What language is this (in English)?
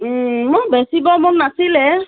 Assamese